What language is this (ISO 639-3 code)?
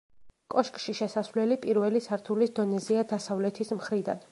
kat